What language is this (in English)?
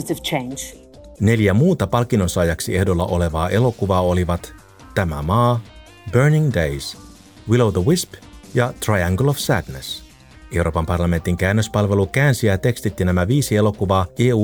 Finnish